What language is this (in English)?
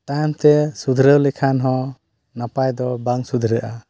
Santali